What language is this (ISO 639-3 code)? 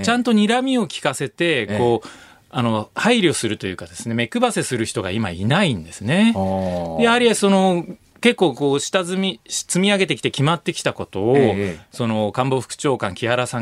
jpn